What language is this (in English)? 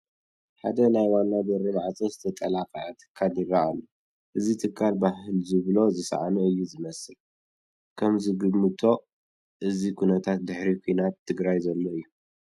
Tigrinya